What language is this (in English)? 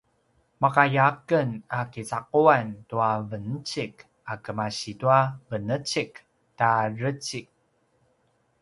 Paiwan